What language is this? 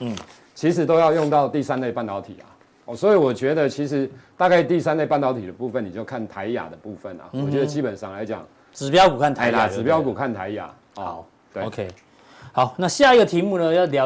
Chinese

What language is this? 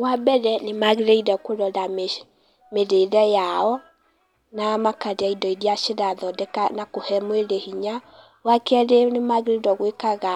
Kikuyu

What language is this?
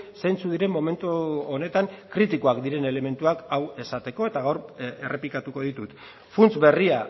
Basque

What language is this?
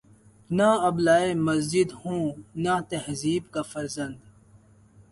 Urdu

